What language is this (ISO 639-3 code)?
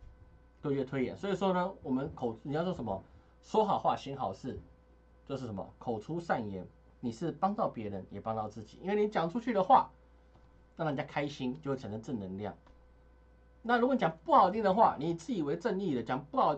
zho